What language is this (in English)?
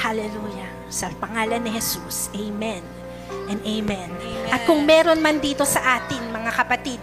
Filipino